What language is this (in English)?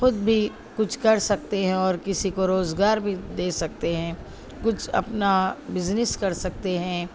Urdu